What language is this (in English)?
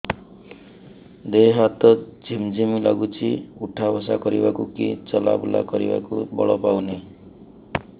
Odia